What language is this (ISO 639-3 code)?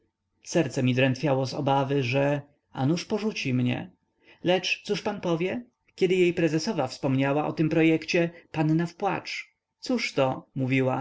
pol